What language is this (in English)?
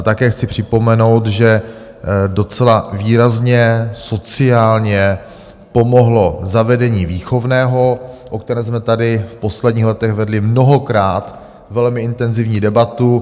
Czech